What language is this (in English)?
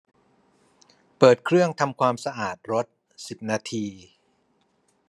Thai